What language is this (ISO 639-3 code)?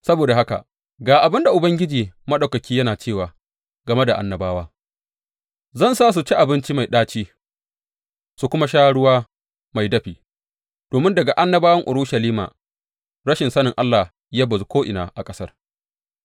hau